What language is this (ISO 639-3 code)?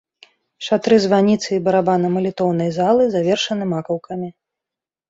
bel